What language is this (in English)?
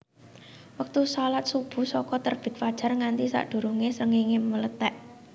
Javanese